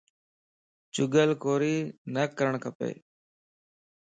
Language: Lasi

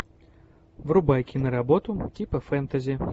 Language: Russian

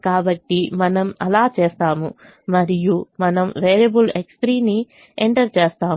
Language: Telugu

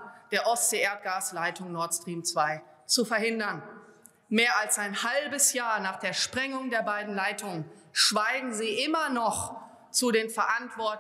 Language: German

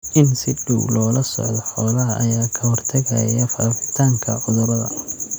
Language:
Somali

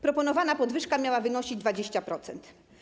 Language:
Polish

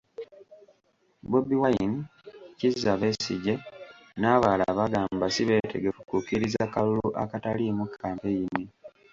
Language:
Ganda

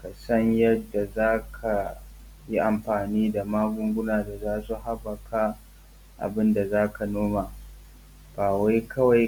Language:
Hausa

